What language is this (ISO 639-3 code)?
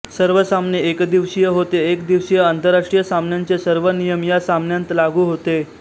mar